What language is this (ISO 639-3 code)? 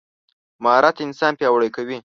pus